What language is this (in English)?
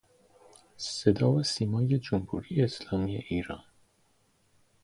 Persian